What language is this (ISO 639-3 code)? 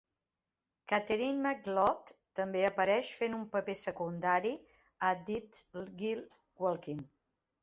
cat